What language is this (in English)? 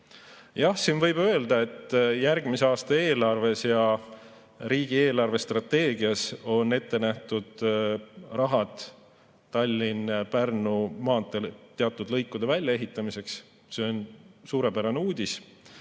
Estonian